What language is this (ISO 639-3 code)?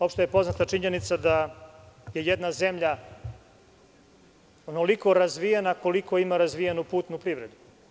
srp